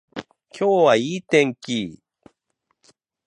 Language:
Japanese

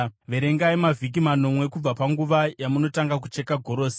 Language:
Shona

